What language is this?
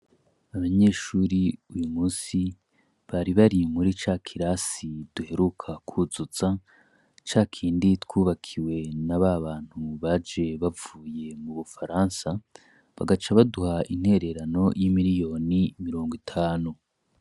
Rundi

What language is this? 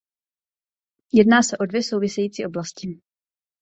Czech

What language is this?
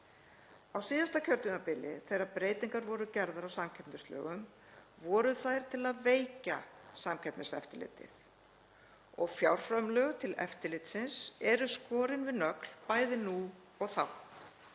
Icelandic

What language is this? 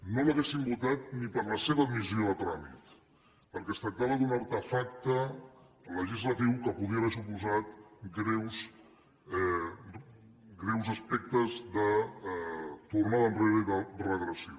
Catalan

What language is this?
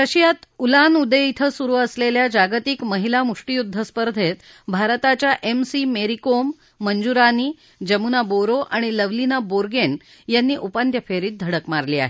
Marathi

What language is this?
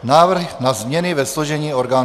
Czech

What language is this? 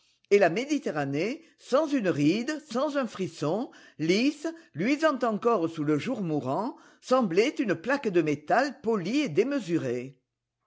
French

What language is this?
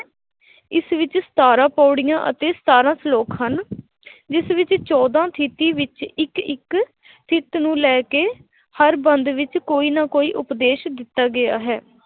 Punjabi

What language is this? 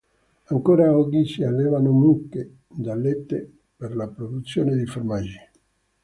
Italian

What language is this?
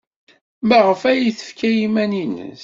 Kabyle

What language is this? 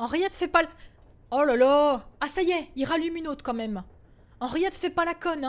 French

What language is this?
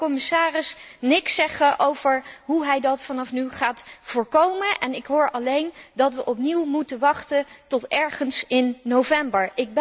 Dutch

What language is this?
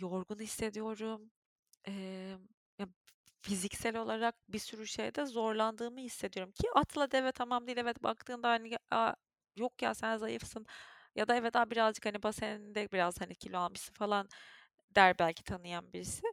Turkish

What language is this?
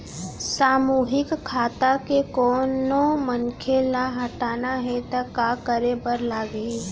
Chhattisgarhi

